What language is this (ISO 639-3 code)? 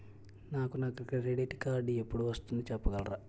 tel